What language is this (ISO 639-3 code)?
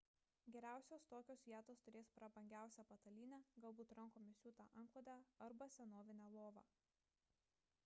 lit